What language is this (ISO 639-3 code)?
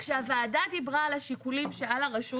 heb